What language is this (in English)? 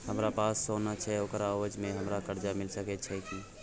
Maithili